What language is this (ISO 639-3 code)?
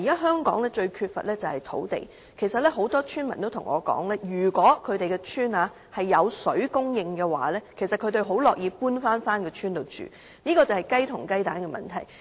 yue